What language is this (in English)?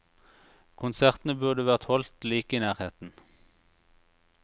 Norwegian